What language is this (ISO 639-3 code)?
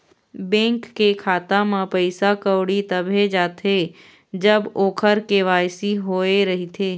hne